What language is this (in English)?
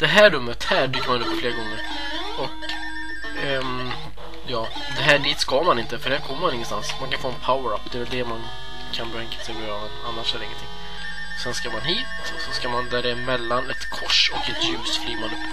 Swedish